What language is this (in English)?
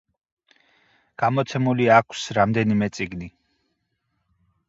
Georgian